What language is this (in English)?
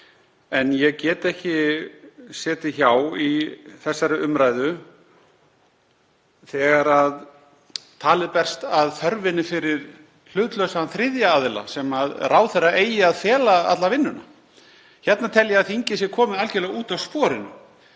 Icelandic